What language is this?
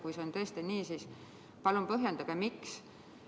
Estonian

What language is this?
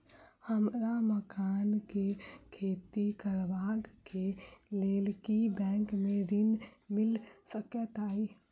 Maithili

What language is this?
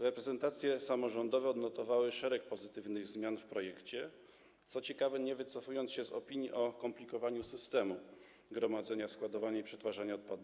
Polish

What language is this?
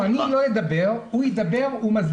Hebrew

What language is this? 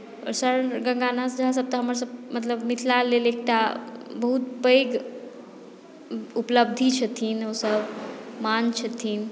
Maithili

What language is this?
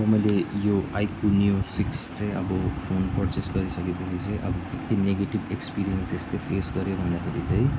Nepali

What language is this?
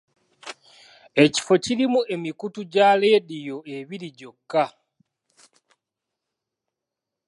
Ganda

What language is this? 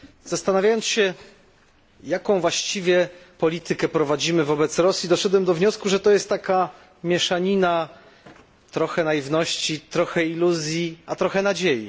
Polish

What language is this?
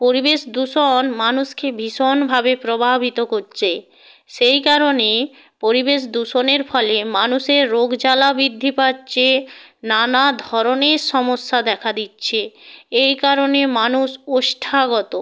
Bangla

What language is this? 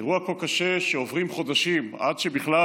Hebrew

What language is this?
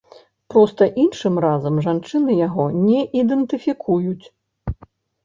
Belarusian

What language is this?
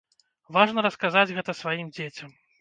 Belarusian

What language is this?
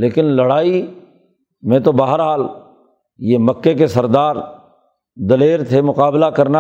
Urdu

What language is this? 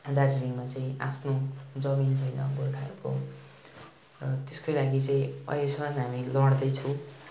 Nepali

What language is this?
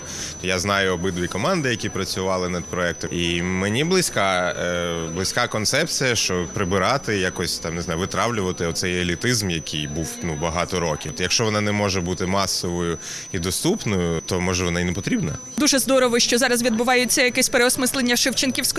Ukrainian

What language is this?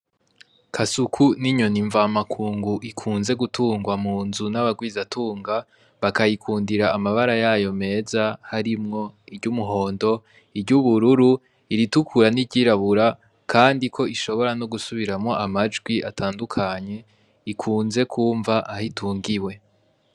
Rundi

